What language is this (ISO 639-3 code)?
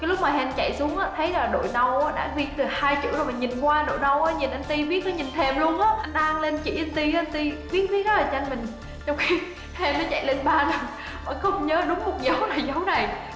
vie